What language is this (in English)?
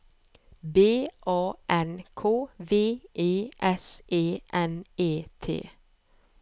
Norwegian